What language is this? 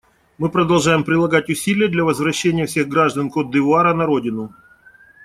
Russian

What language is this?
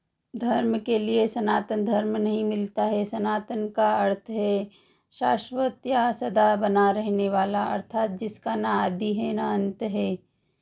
Hindi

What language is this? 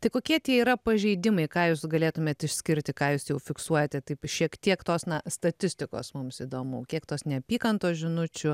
Lithuanian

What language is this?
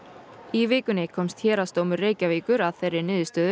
Icelandic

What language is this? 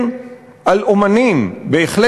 Hebrew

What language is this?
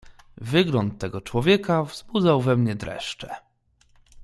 Polish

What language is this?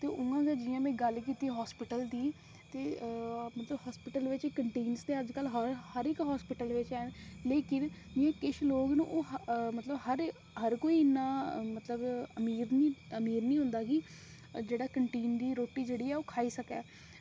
Dogri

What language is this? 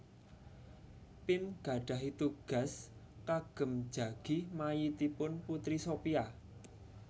Javanese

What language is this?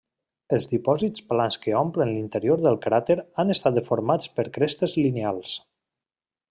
Catalan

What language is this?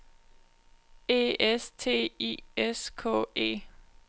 Danish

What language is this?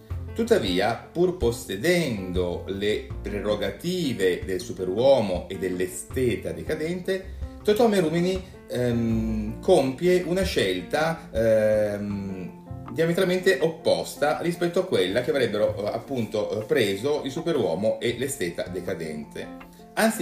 Italian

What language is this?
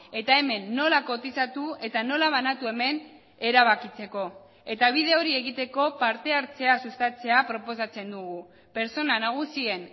Basque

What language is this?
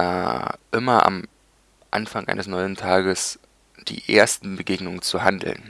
German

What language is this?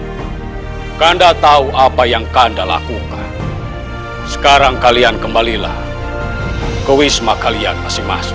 Indonesian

